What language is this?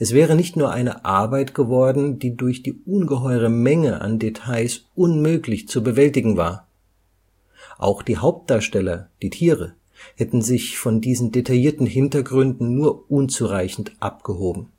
German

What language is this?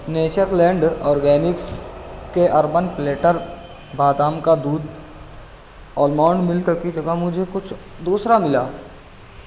Urdu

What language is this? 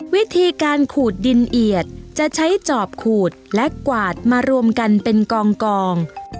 Thai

